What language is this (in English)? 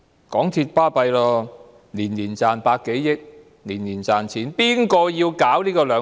Cantonese